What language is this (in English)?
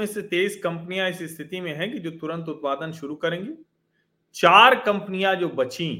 Hindi